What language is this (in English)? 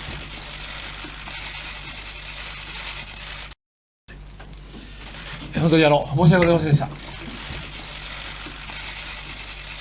Japanese